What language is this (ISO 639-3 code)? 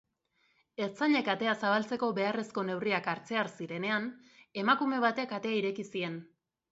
eus